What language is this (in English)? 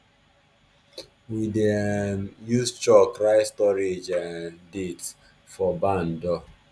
Nigerian Pidgin